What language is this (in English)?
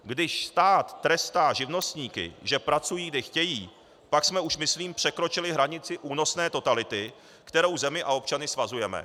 Czech